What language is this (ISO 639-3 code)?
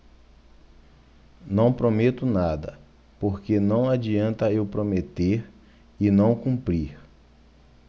por